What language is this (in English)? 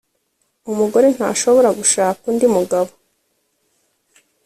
Kinyarwanda